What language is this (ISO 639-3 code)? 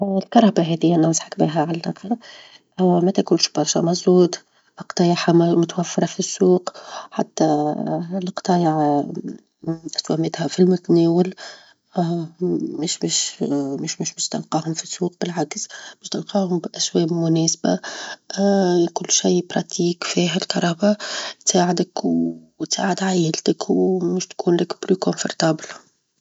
aeb